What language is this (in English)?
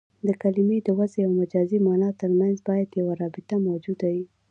Pashto